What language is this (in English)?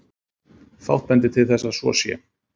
Icelandic